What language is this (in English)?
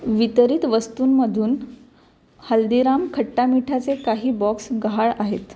Marathi